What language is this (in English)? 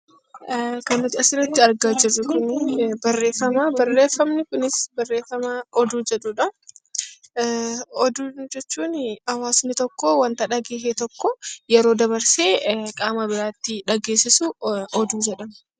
Oromo